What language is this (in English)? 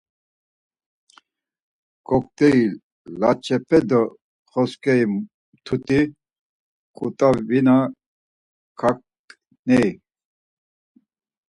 Laz